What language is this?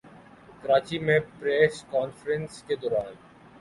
Urdu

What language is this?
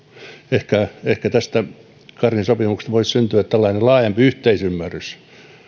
Finnish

